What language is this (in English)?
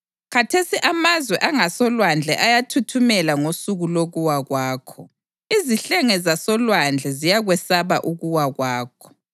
North Ndebele